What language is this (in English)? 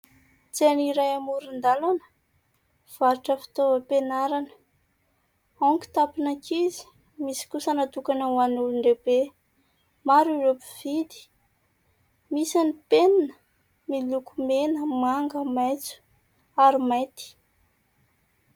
Malagasy